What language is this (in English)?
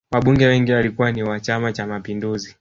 Swahili